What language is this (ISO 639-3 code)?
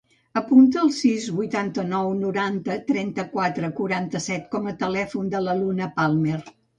cat